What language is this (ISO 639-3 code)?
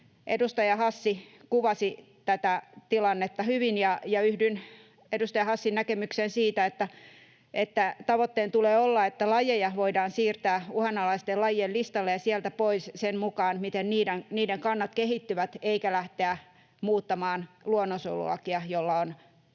fin